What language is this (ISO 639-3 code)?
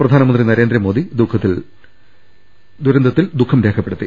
mal